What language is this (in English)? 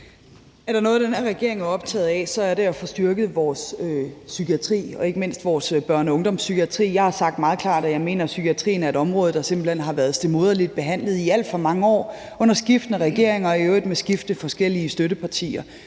Danish